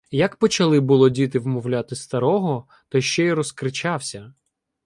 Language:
Ukrainian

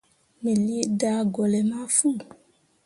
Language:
Mundang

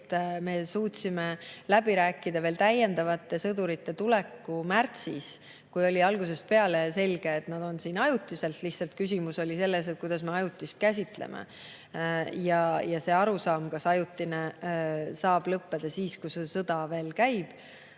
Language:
Estonian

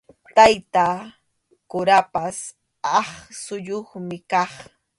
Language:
Arequipa-La Unión Quechua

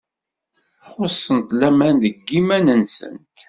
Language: Kabyle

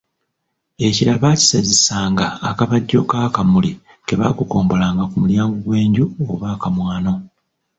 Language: Ganda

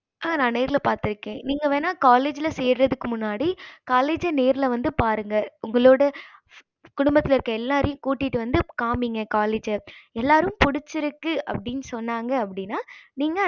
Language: Tamil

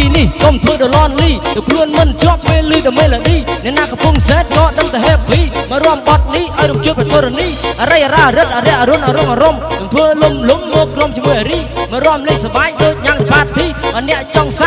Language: Vietnamese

